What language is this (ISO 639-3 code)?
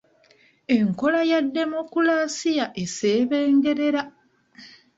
lug